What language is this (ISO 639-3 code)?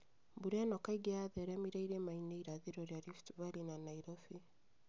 kik